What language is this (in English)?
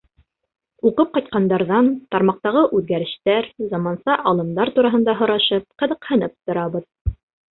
Bashkir